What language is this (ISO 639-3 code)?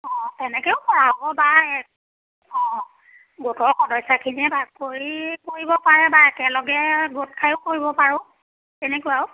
asm